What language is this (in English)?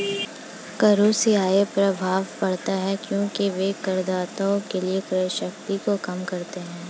Hindi